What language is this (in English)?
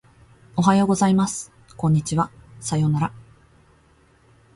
Japanese